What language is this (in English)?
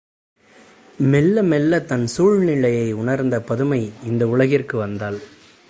Tamil